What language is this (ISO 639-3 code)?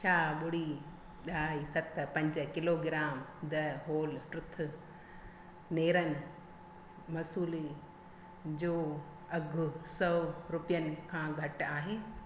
snd